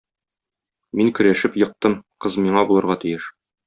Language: Tatar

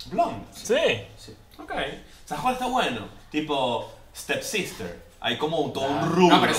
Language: Spanish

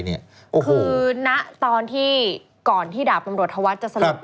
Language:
Thai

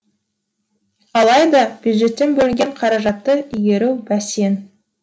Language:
Kazakh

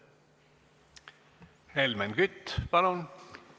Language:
Estonian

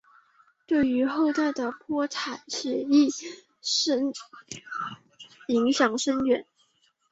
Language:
Chinese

